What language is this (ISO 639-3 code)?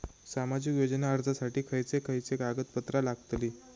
mar